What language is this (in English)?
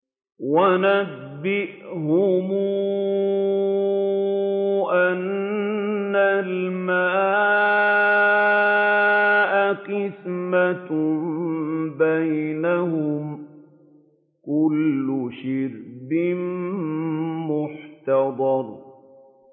Arabic